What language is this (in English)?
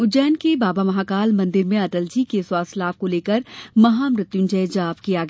Hindi